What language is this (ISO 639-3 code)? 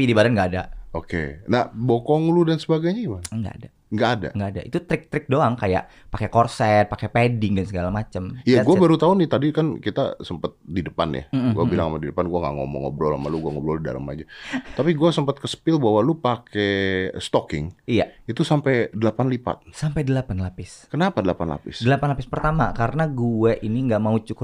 ind